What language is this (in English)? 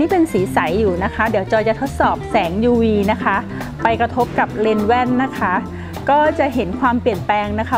Thai